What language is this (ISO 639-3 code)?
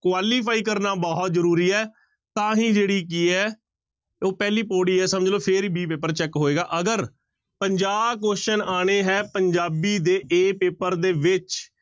pan